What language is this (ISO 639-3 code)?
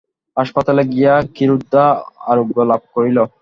ben